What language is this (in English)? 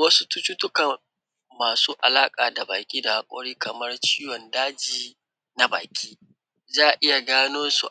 Hausa